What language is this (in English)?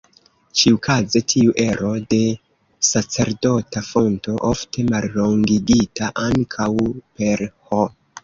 Esperanto